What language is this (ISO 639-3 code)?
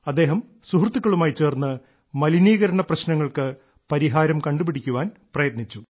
mal